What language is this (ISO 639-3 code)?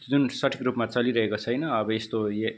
nep